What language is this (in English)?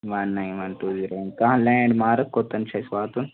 Kashmiri